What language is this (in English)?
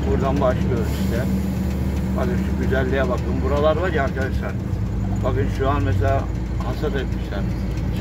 Turkish